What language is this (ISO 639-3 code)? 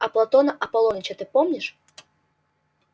rus